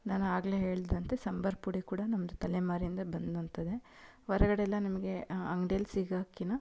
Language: Kannada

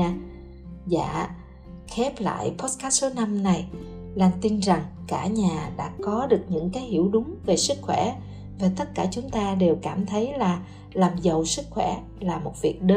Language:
Vietnamese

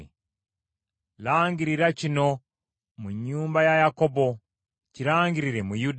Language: Ganda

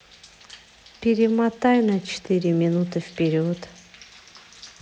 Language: Russian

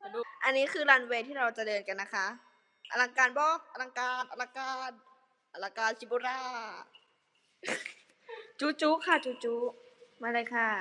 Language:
Thai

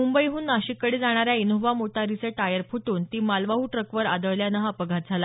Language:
Marathi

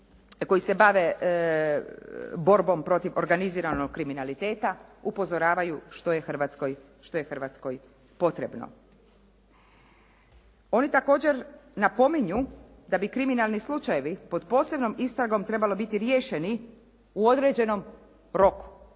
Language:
Croatian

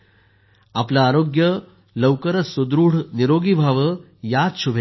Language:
Marathi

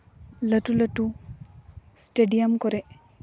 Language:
Santali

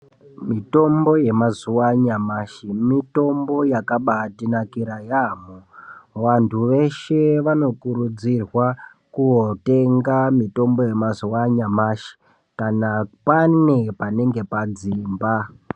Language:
Ndau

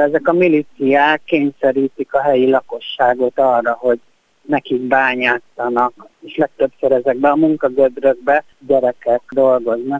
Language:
Hungarian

